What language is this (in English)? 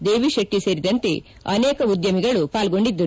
Kannada